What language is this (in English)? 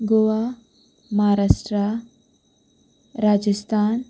Konkani